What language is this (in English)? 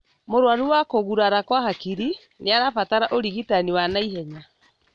Kikuyu